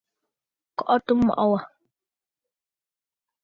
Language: Bafut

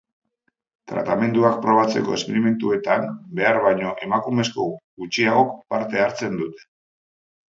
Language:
Basque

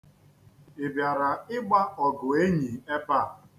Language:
Igbo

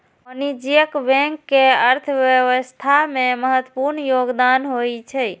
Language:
Maithili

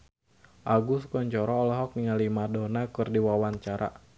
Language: Sundanese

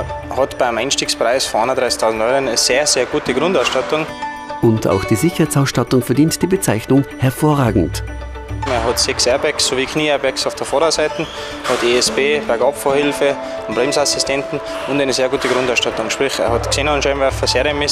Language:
German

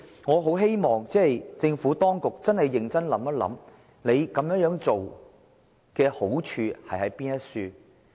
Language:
Cantonese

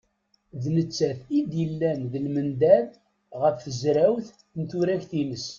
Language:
Kabyle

